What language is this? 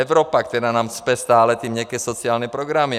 Czech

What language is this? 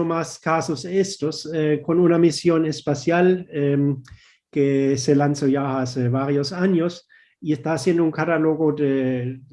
Spanish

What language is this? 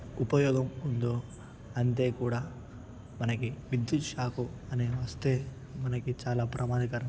Telugu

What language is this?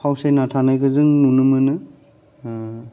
Bodo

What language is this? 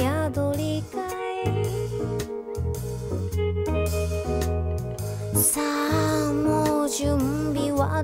Indonesian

